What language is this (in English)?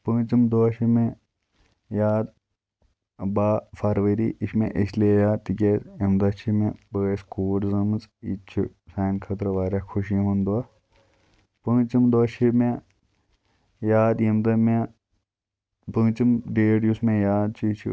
Kashmiri